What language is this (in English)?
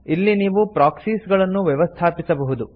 Kannada